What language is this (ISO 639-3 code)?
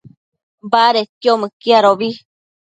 mcf